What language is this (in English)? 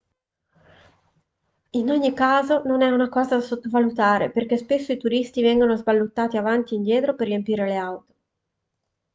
Italian